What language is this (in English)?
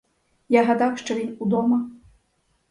Ukrainian